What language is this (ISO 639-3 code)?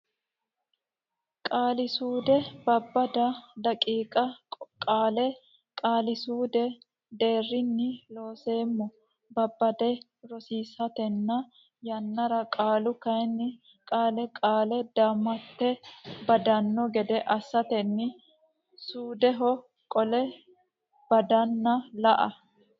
sid